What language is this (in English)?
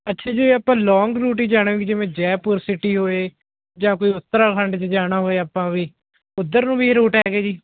Punjabi